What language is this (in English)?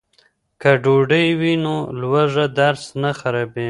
Pashto